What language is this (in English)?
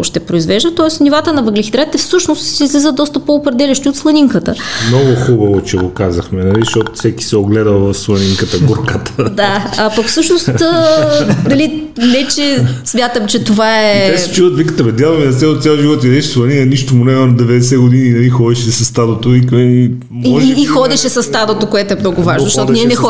Bulgarian